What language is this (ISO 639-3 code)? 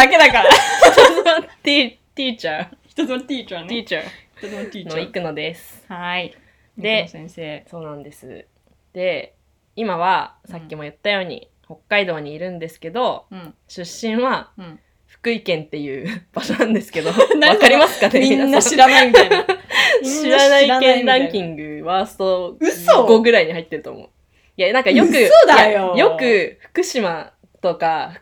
jpn